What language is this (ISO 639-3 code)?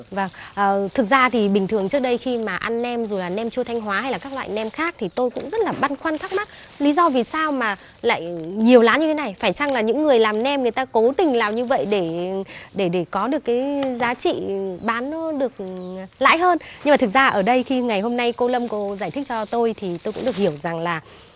vie